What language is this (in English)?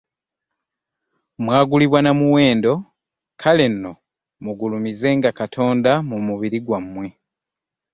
Ganda